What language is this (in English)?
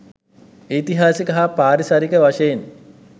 Sinhala